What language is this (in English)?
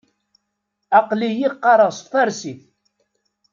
Kabyle